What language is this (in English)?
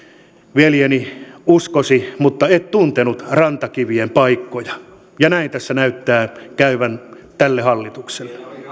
Finnish